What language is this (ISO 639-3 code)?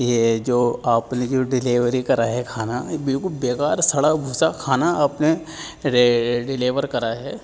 urd